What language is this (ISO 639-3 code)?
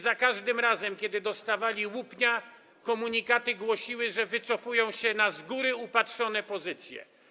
pol